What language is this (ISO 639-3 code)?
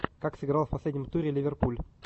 rus